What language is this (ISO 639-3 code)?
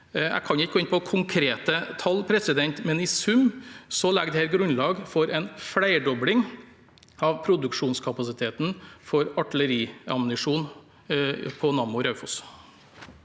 nor